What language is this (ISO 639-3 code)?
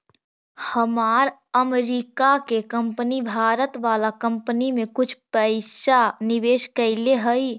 mag